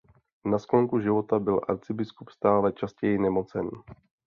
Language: Czech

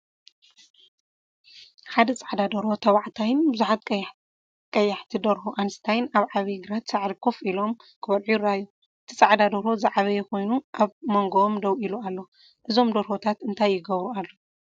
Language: Tigrinya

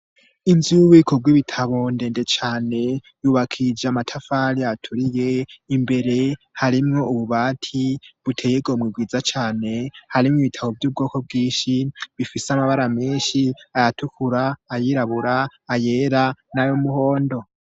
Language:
Rundi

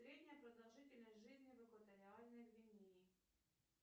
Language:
Russian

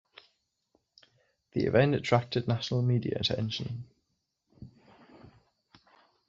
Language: English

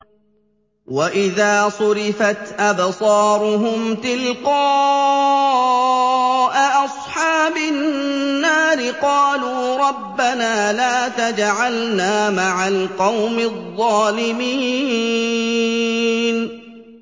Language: Arabic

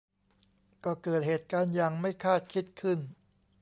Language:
Thai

